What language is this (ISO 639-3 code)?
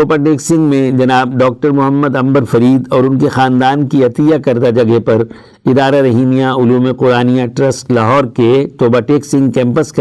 urd